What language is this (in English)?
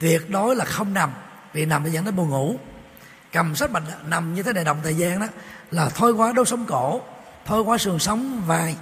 Vietnamese